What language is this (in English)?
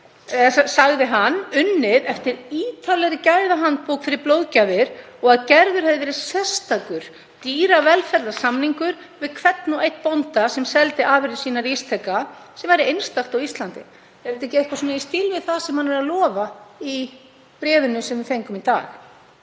Icelandic